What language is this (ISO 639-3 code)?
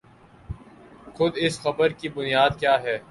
urd